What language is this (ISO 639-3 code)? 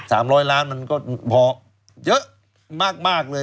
tha